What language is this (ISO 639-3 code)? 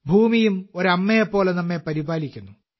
mal